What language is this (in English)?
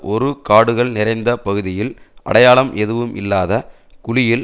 Tamil